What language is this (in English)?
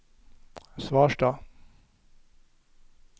Norwegian